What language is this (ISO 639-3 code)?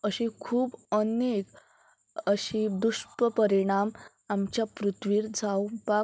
kok